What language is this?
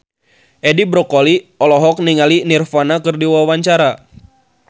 Sundanese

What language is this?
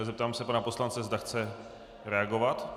Czech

